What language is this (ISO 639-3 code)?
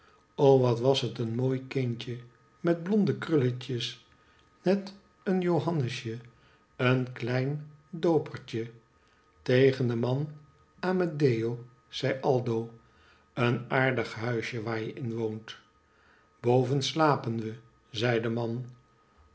nld